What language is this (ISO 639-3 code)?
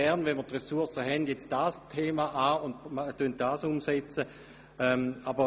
gsw